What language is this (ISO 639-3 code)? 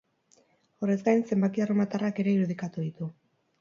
eus